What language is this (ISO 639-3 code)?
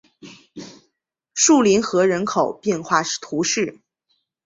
zho